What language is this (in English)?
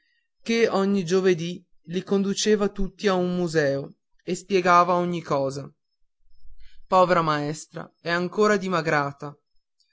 Italian